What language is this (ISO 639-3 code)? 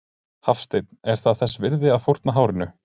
isl